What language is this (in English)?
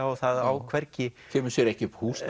Icelandic